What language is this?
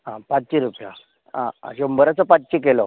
Konkani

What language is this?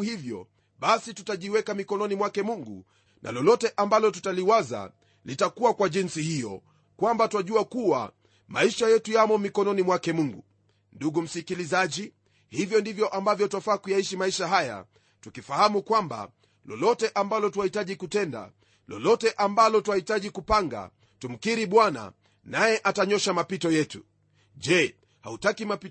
Swahili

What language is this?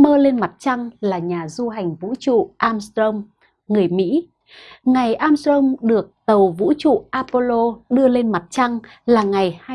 Vietnamese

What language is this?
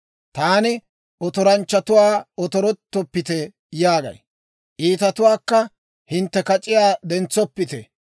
Dawro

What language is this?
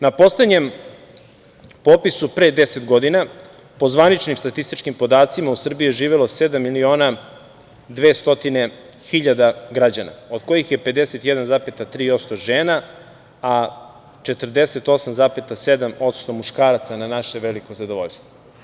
Serbian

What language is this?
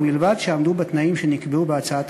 Hebrew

